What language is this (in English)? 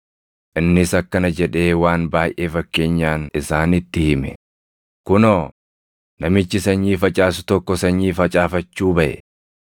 Oromo